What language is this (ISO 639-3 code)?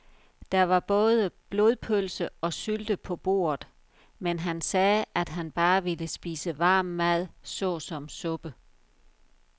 dan